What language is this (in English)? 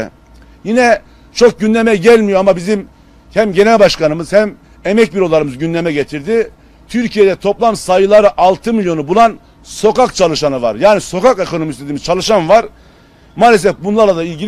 Turkish